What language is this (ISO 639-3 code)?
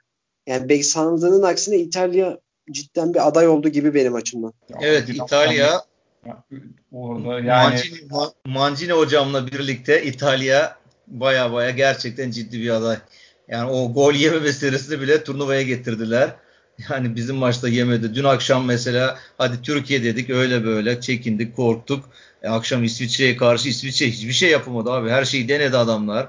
tur